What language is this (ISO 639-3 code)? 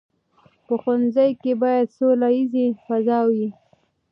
pus